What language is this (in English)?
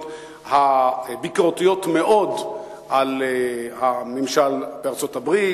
Hebrew